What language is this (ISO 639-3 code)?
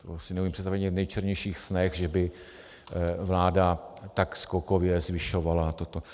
ces